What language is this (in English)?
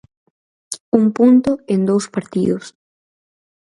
Galician